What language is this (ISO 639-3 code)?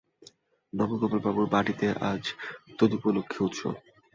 ben